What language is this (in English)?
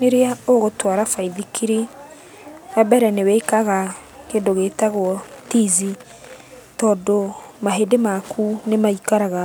Kikuyu